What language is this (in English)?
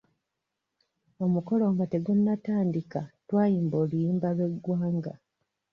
Ganda